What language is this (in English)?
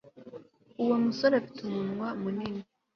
Kinyarwanda